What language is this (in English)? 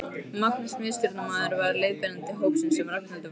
Icelandic